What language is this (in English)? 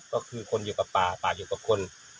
Thai